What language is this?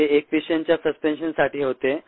Marathi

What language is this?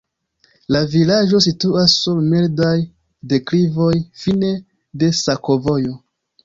Esperanto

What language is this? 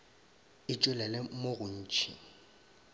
Northern Sotho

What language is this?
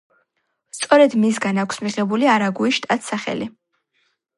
Georgian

